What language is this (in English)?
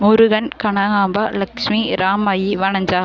Tamil